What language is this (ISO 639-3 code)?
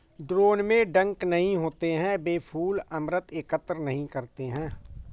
hin